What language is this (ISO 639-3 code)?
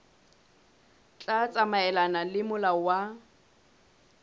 sot